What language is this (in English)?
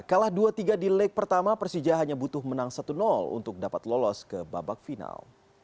Indonesian